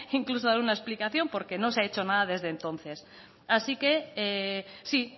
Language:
Spanish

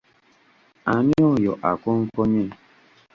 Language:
Ganda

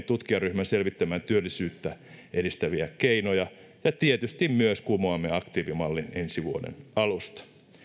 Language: Finnish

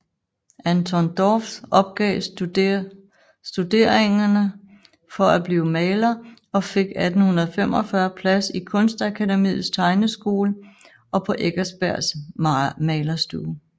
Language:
Danish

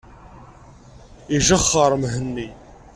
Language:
Kabyle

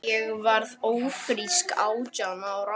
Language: Icelandic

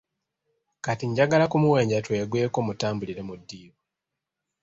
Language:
Ganda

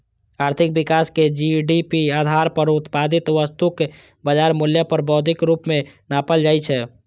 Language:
Maithili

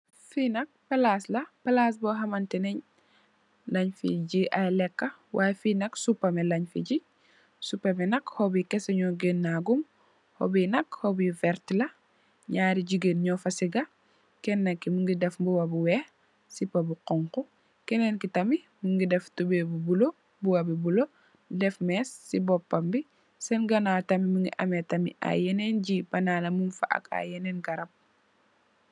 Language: Wolof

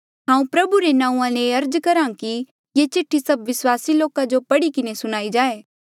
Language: Mandeali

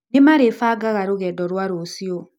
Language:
Kikuyu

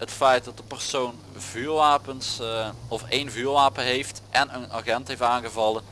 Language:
Dutch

